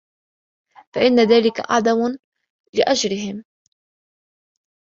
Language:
Arabic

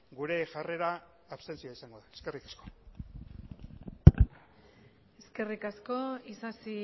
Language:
Basque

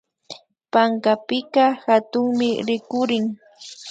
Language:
Imbabura Highland Quichua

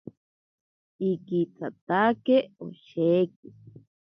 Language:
Ashéninka Perené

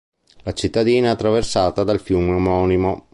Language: Italian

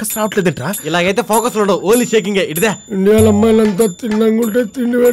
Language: Telugu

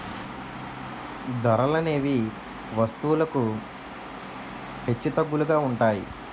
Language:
Telugu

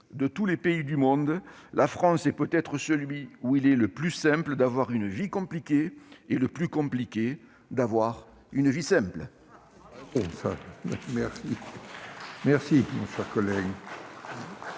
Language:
French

